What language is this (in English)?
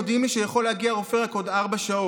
Hebrew